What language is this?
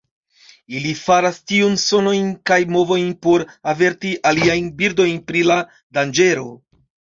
Esperanto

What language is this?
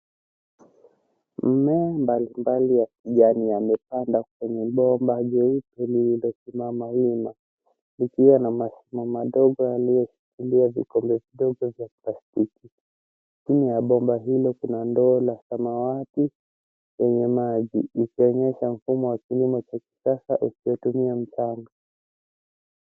Swahili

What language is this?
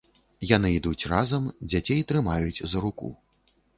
Belarusian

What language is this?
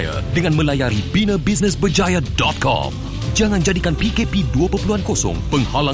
Malay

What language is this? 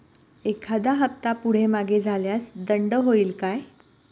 Marathi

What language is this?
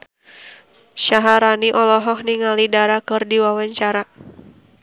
Sundanese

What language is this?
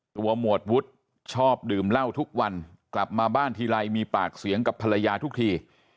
Thai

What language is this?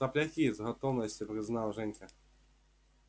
Russian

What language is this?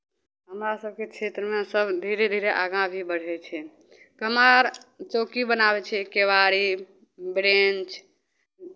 Maithili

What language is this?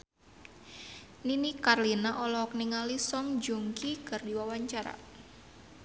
Sundanese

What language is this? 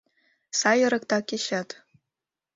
Mari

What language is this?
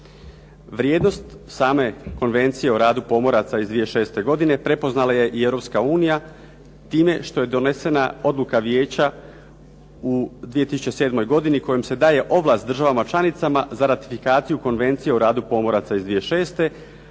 Croatian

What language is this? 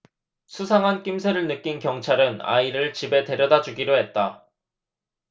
Korean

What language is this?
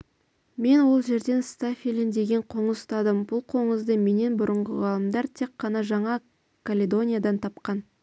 Kazakh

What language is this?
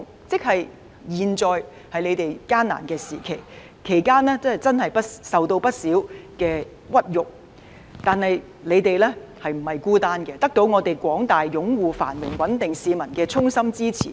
Cantonese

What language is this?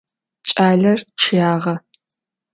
Adyghe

